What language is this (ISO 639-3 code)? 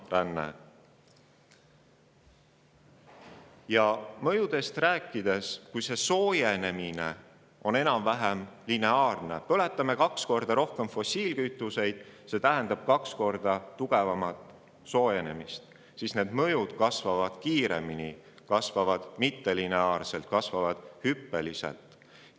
est